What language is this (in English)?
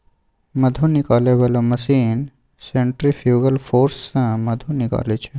Maithili